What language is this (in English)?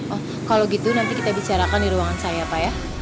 Indonesian